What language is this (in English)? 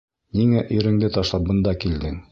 Bashkir